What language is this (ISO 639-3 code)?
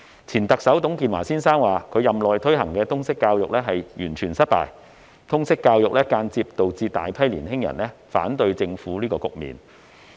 yue